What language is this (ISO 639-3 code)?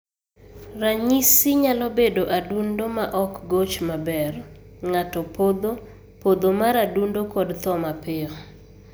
luo